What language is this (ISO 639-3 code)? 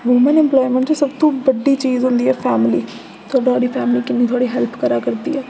doi